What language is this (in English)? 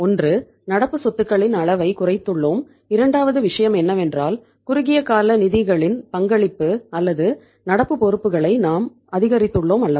Tamil